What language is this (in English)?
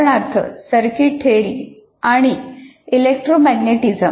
Marathi